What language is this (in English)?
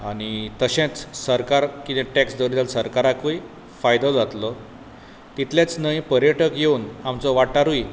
Konkani